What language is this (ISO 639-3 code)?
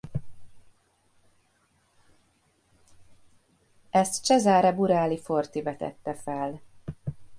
hun